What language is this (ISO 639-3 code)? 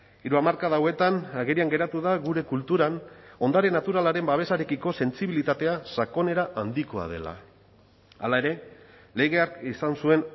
eus